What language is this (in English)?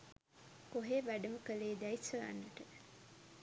Sinhala